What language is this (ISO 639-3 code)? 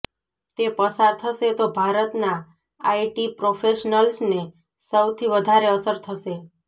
guj